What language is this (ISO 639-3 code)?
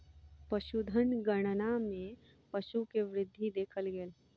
mai